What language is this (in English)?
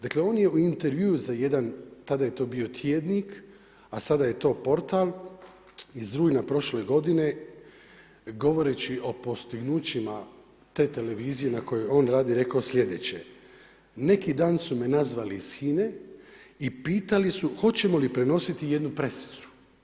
Croatian